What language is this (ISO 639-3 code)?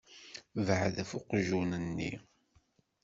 kab